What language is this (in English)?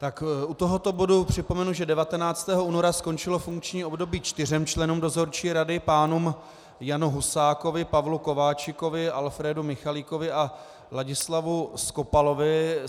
Czech